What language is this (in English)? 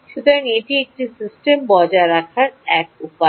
Bangla